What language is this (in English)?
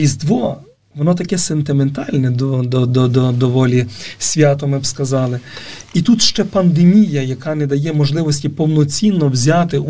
Ukrainian